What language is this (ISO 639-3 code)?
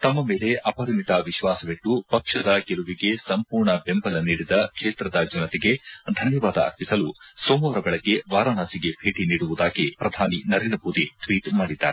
kan